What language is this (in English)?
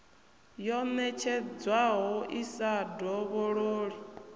Venda